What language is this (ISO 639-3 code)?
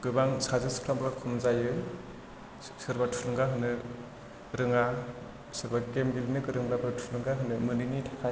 brx